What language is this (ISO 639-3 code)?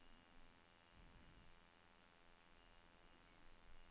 nor